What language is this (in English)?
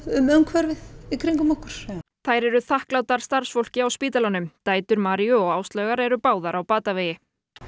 Icelandic